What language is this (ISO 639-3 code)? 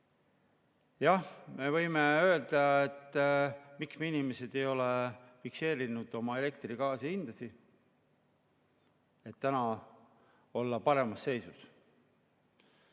est